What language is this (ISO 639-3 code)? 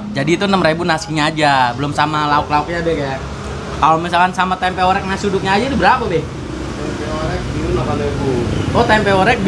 ind